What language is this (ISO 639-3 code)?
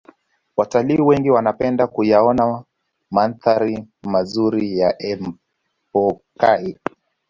swa